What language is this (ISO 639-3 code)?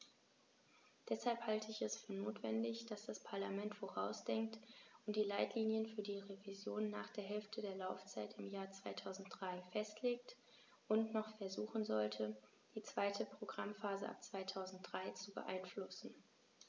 deu